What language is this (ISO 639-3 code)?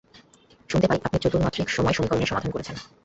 ben